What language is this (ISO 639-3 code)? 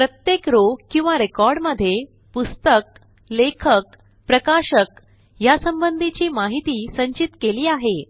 mar